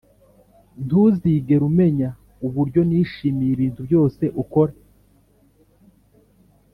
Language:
Kinyarwanda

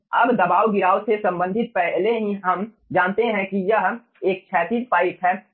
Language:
Hindi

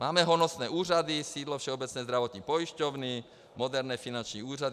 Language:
Czech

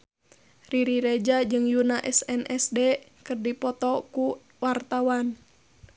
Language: Sundanese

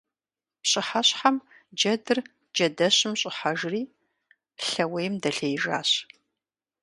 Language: Kabardian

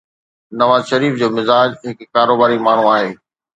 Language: Sindhi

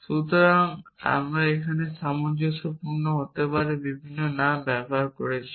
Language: Bangla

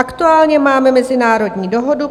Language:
Czech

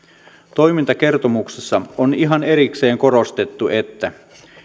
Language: Finnish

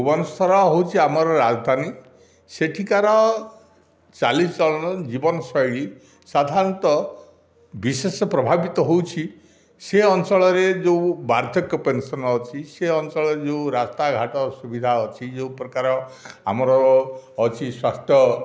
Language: Odia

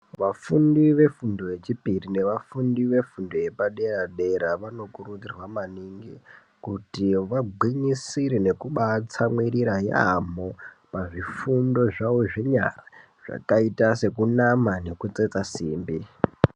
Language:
Ndau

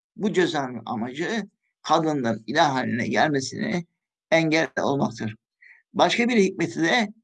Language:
Turkish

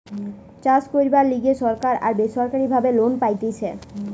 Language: Bangla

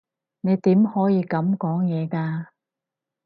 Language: Cantonese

